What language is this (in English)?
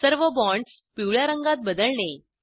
Marathi